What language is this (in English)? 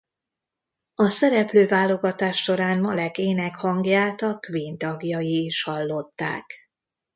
Hungarian